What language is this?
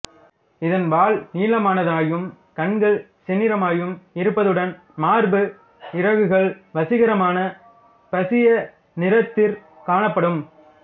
Tamil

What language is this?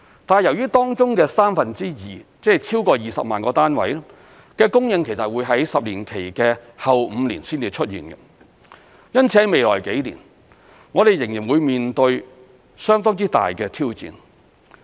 Cantonese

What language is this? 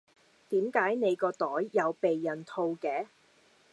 Cantonese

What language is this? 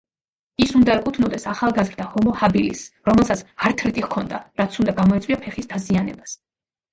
Georgian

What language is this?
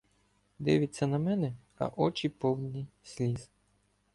Ukrainian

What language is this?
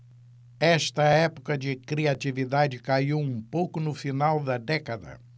Portuguese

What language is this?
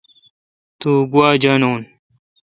Kalkoti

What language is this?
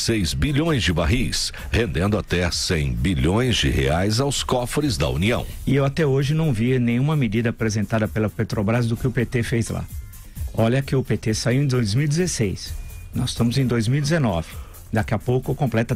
Portuguese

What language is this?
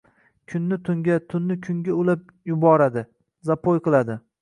Uzbek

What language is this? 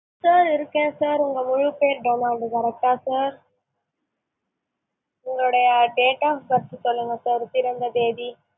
Tamil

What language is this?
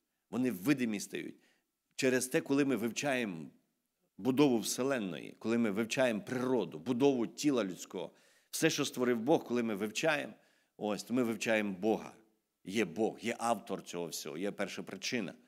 Ukrainian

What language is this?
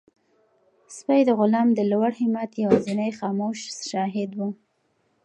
Pashto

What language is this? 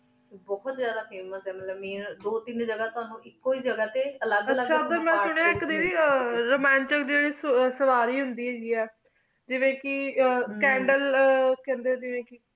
Punjabi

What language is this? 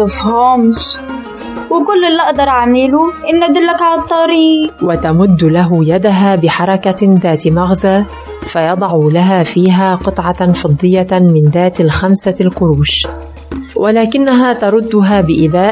Arabic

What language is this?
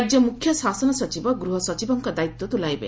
Odia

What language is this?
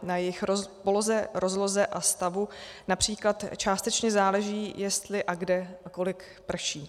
Czech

